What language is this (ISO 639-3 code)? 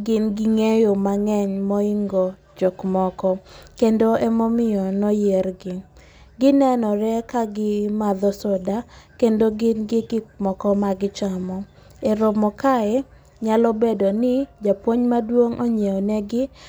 luo